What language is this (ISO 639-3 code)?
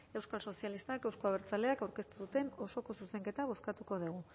eus